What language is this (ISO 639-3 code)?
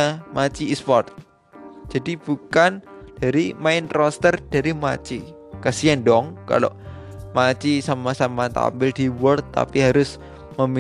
ind